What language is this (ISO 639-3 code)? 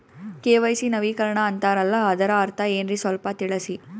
kan